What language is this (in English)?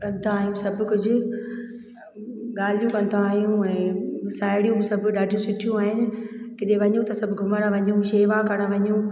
Sindhi